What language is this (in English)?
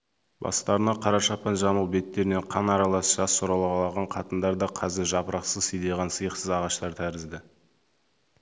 Kazakh